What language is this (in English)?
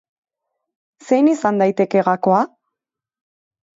Basque